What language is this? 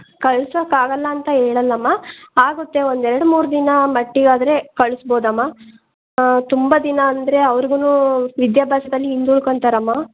Kannada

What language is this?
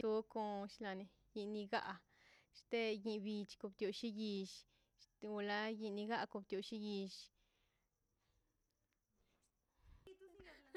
Mazaltepec Zapotec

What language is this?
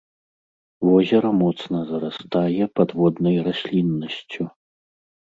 Belarusian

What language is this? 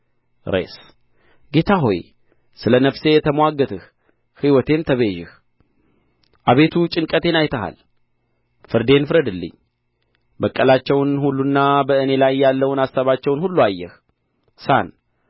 Amharic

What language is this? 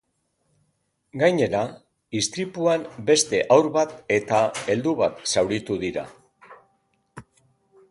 Basque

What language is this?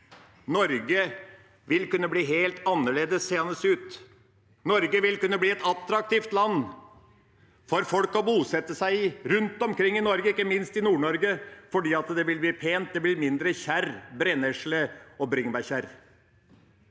Norwegian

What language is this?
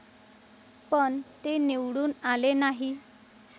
Marathi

